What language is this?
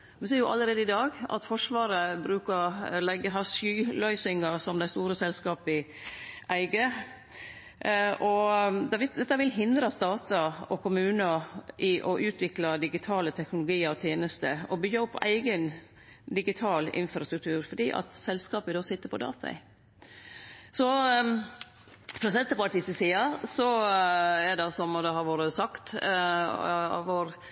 Norwegian Nynorsk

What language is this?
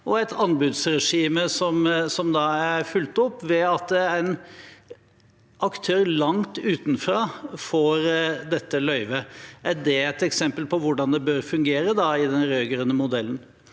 Norwegian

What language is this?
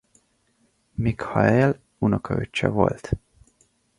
Hungarian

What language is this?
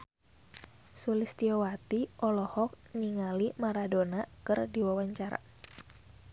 Sundanese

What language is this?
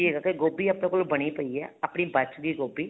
Punjabi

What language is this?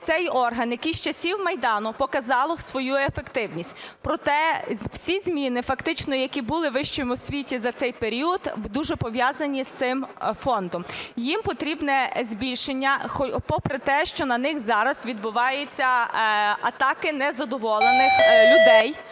Ukrainian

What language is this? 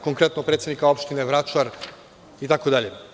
Serbian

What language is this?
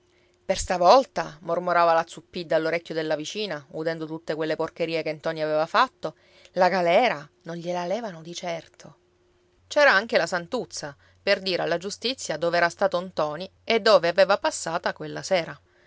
Italian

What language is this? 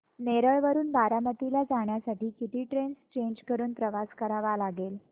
Marathi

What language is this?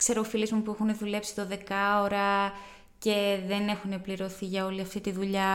Greek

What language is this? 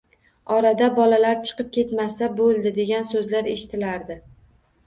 Uzbek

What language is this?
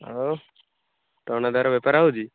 Odia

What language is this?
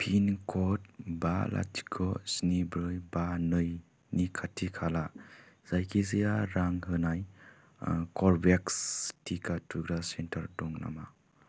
Bodo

